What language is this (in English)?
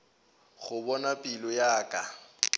Northern Sotho